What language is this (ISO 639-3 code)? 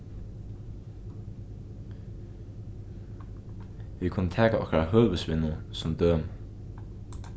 fao